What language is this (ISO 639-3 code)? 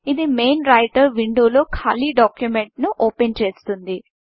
tel